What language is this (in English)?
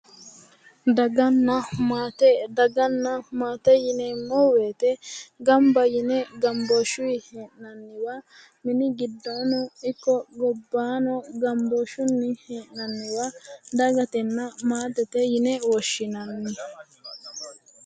Sidamo